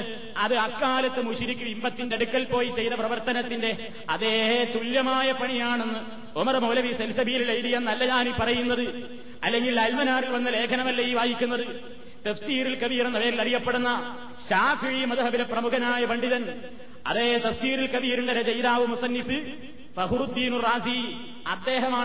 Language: Malayalam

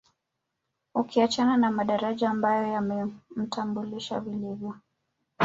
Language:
Swahili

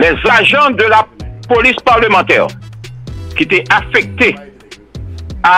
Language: French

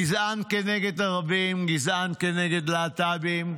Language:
Hebrew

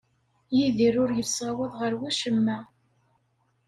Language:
Kabyle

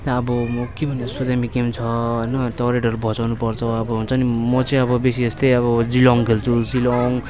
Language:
Nepali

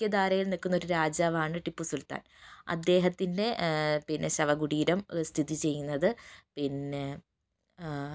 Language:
Malayalam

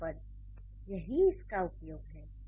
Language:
Hindi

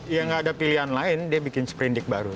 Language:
Indonesian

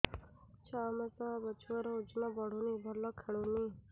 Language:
Odia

